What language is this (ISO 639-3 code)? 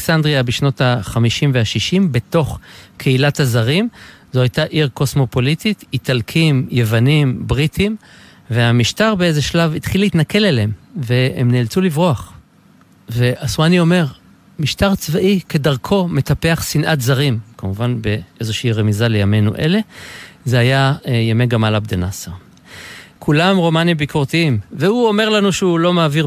heb